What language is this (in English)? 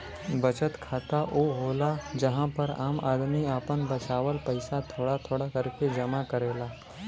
Bhojpuri